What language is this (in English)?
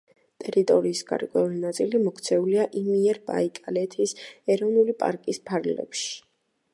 Georgian